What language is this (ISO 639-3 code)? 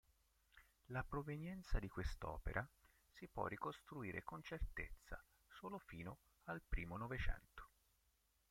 ita